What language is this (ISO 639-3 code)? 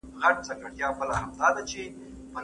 pus